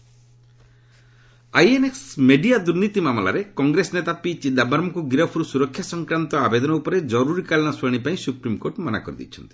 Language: Odia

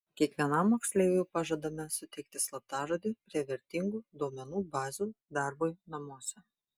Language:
Lithuanian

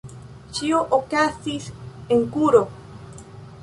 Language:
Esperanto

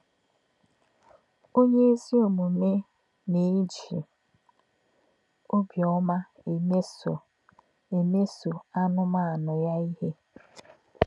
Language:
Igbo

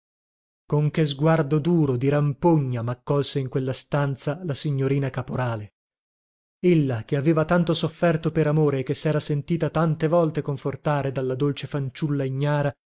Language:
Italian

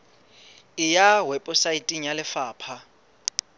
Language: Southern Sotho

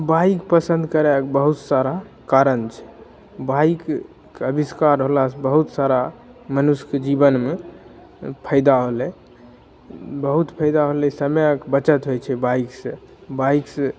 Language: Maithili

